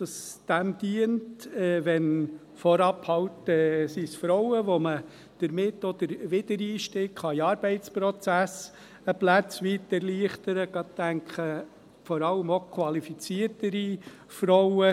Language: Swiss German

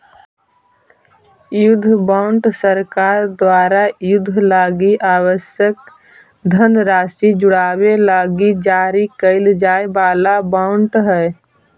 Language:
Magahi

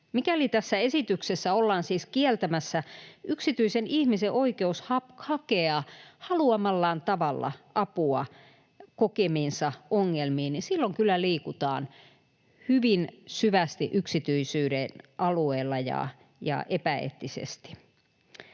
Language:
Finnish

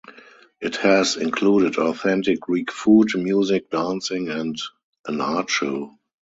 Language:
English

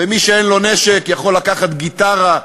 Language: Hebrew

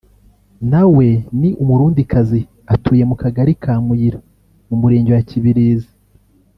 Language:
Kinyarwanda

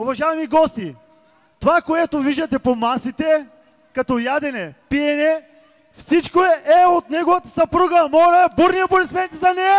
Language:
Bulgarian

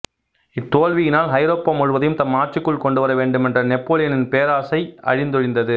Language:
Tamil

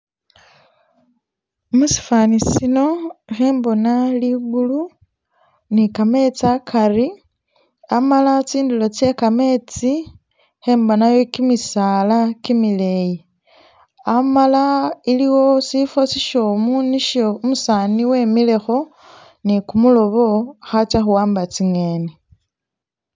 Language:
Masaaba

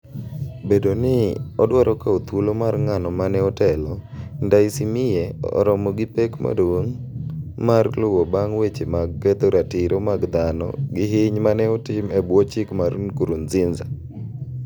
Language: Luo (Kenya and Tanzania)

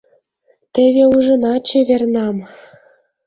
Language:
Mari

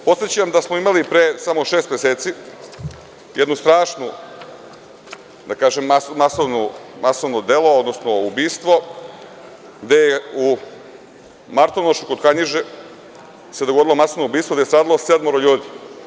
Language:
Serbian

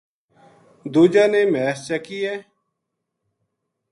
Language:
Gujari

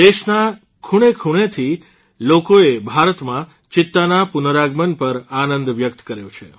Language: Gujarati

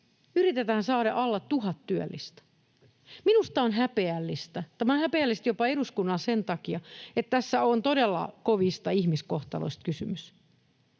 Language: Finnish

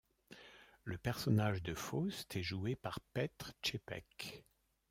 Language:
French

